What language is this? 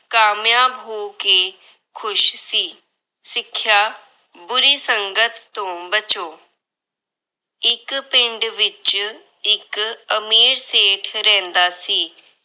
Punjabi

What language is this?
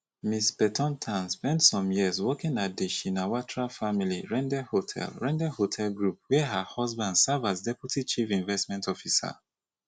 Nigerian Pidgin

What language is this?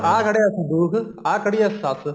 Punjabi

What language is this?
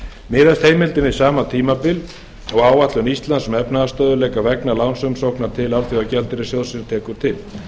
Icelandic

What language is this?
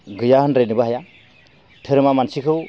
Bodo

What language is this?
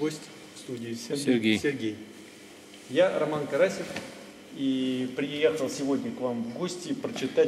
Russian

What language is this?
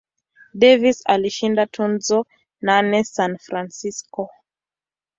Swahili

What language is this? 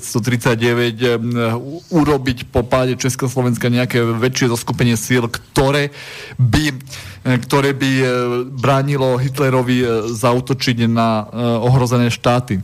Slovak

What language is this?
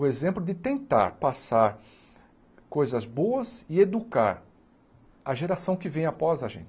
Portuguese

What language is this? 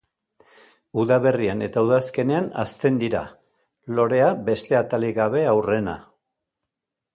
Basque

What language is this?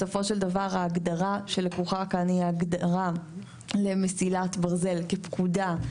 Hebrew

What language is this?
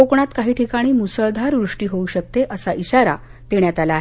Marathi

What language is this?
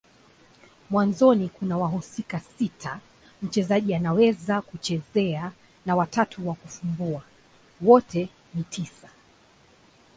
Swahili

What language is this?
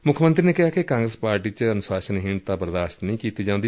Punjabi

